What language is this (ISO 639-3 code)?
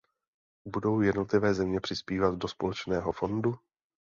ces